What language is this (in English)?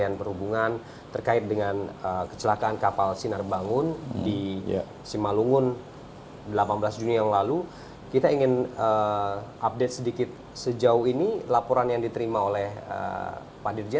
Indonesian